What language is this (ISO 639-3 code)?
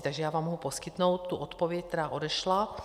ces